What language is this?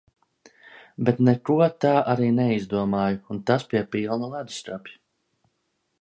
Latvian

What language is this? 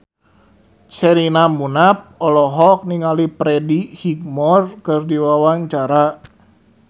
Sundanese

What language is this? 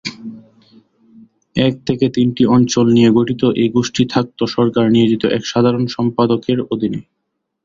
Bangla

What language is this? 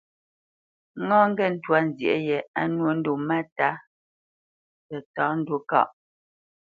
Bamenyam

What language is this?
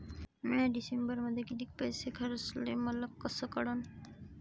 Marathi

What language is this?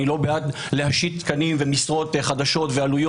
Hebrew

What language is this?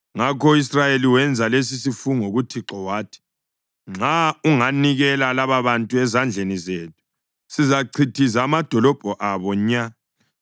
North Ndebele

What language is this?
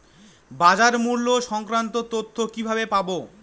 Bangla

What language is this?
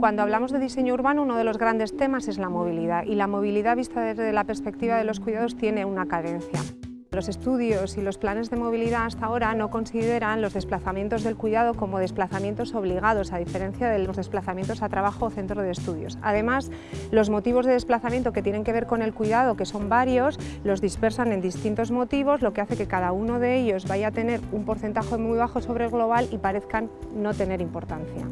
Spanish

